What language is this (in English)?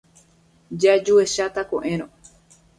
Guarani